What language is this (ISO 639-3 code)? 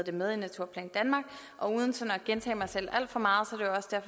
dan